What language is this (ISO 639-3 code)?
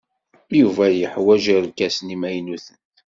kab